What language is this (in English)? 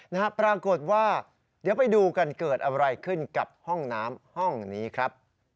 Thai